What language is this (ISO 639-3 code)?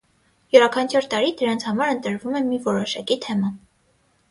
hye